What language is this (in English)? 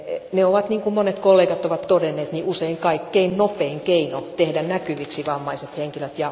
Finnish